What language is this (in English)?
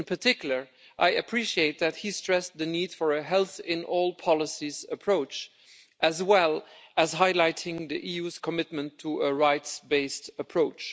English